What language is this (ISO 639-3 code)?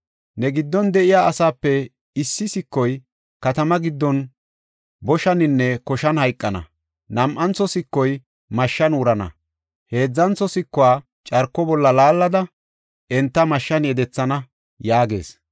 gof